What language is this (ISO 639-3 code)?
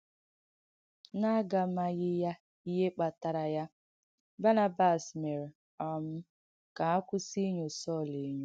ibo